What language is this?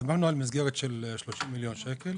Hebrew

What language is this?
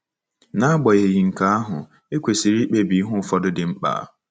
Igbo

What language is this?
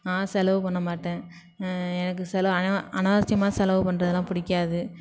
Tamil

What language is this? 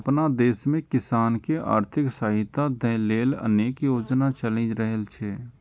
Maithili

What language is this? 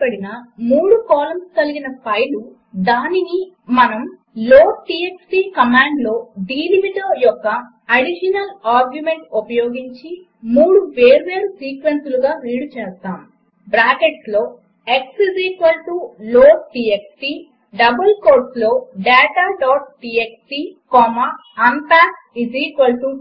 Telugu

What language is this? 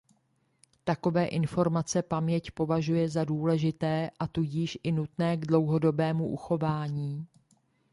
Czech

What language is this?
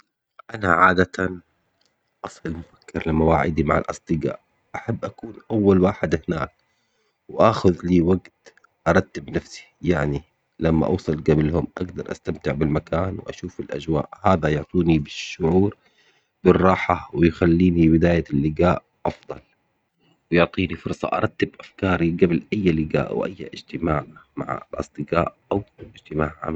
Omani Arabic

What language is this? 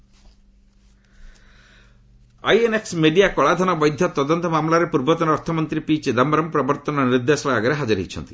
Odia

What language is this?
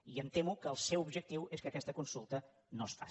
Catalan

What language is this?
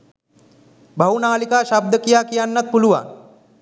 Sinhala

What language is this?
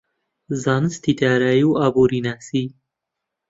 Central Kurdish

